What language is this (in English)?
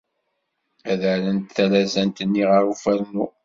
Kabyle